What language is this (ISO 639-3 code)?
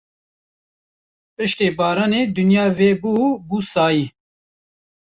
kur